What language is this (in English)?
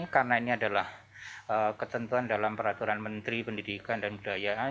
Indonesian